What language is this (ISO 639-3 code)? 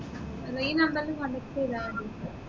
mal